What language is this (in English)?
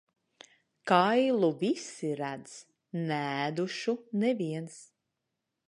Latvian